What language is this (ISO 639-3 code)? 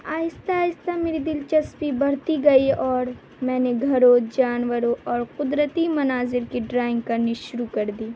urd